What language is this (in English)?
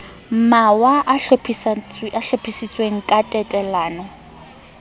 Southern Sotho